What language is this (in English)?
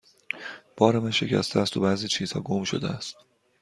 Persian